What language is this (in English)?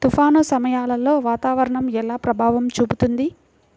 Telugu